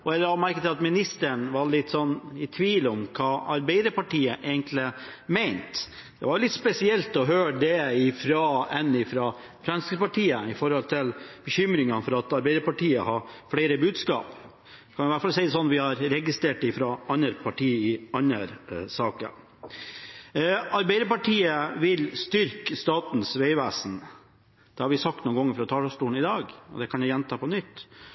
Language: Norwegian Bokmål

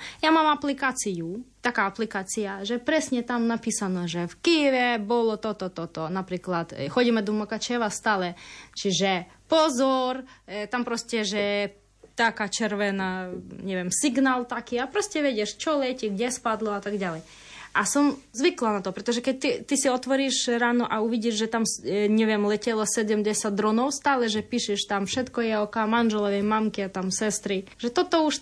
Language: Slovak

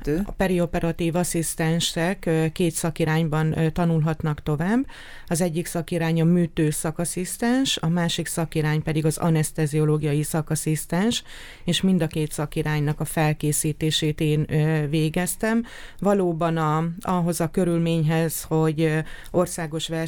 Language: Hungarian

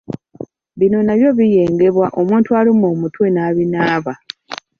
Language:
Ganda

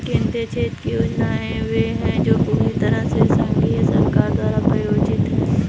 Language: Hindi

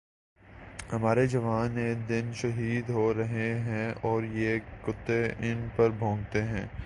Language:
Urdu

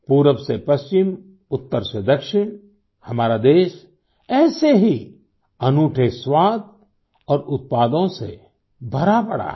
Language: Hindi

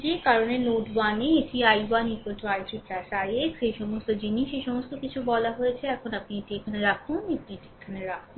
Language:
Bangla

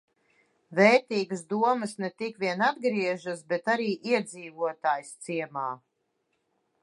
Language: Latvian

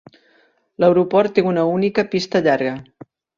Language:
Catalan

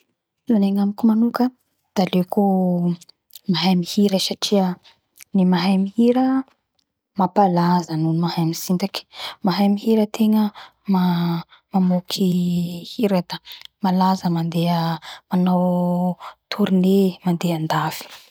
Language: Bara Malagasy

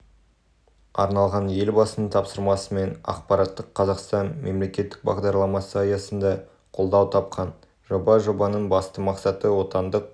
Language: Kazakh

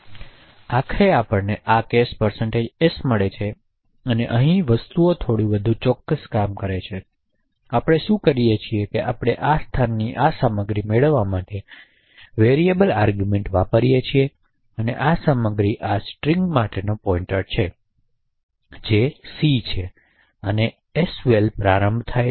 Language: Gujarati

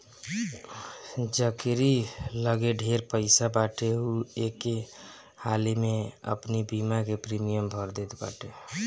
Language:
Bhojpuri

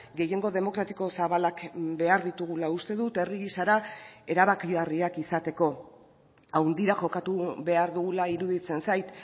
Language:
Basque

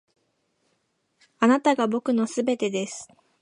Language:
Japanese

